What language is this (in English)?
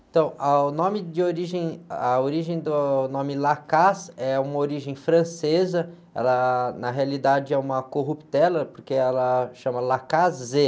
Portuguese